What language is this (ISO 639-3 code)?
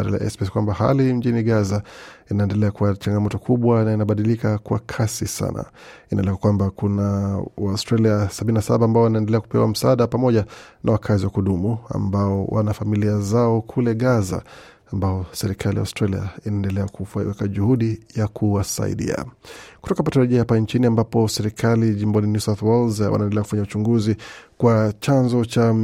swa